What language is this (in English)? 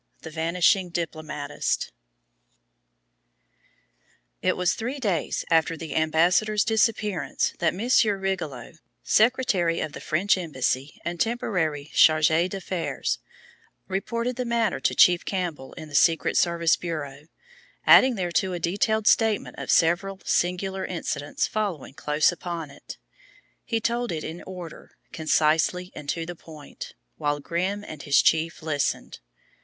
English